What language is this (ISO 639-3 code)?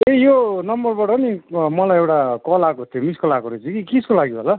nep